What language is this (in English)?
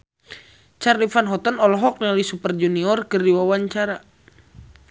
Sundanese